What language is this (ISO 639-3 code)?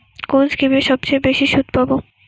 ben